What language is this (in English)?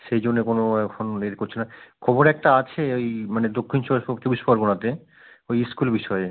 Bangla